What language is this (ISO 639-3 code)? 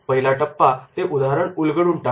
mar